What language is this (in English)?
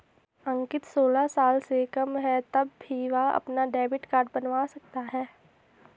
Hindi